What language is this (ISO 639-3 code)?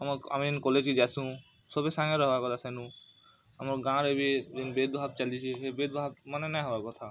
ori